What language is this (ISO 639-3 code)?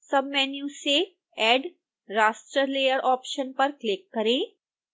hin